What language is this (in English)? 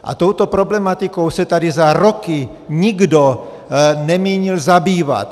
Czech